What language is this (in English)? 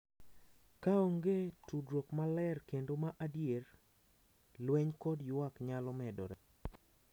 Luo (Kenya and Tanzania)